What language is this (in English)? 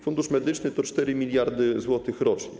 Polish